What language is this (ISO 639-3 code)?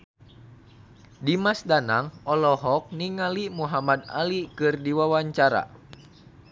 sun